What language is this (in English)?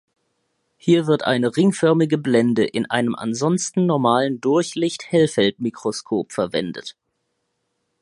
German